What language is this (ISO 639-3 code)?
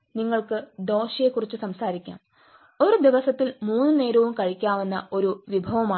mal